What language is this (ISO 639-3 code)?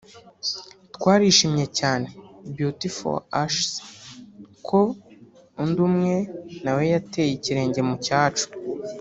kin